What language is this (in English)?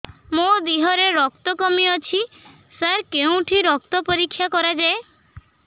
Odia